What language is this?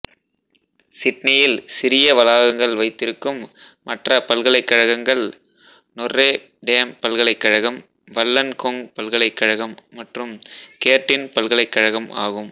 Tamil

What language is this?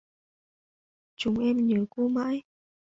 Vietnamese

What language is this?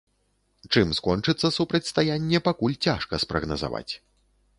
Belarusian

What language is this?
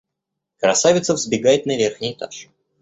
Russian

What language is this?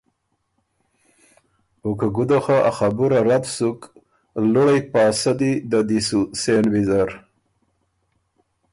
Ormuri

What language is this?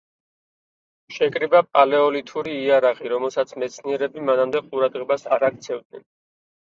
Georgian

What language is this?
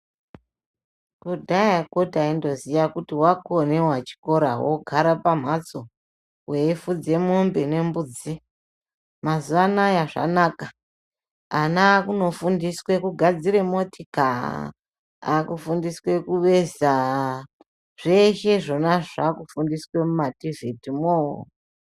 Ndau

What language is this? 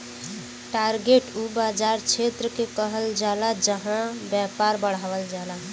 Bhojpuri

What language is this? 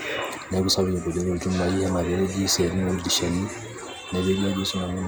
Masai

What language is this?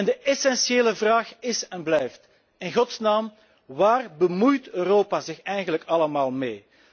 Dutch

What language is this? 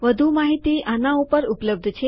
Gujarati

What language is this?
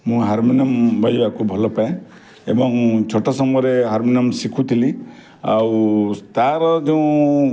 Odia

